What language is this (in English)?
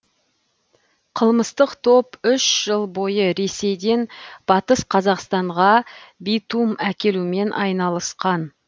Kazakh